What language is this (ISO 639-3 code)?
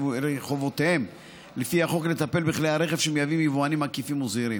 heb